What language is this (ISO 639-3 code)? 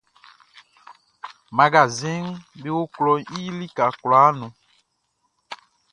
bci